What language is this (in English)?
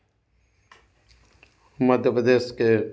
Hindi